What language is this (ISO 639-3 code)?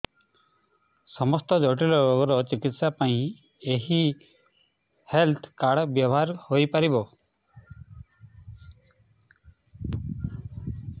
ori